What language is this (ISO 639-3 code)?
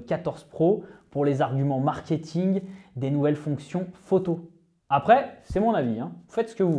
fra